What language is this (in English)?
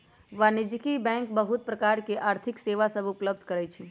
Magahi